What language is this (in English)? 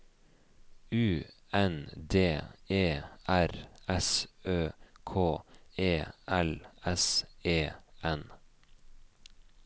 Norwegian